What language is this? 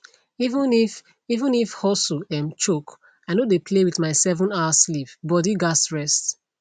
Nigerian Pidgin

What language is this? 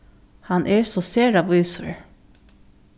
Faroese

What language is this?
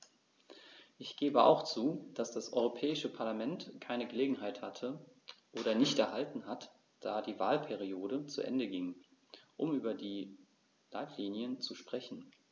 German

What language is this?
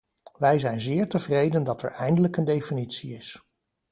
Dutch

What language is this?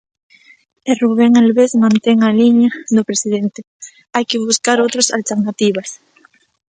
Galician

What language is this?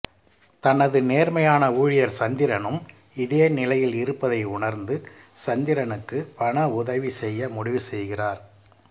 Tamil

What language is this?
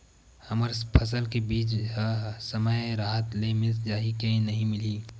Chhattisgarhi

